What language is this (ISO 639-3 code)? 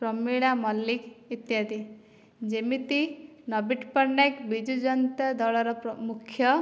ori